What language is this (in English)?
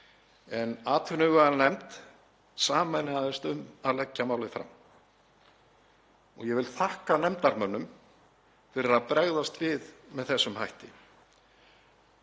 Icelandic